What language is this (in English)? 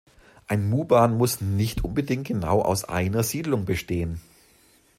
German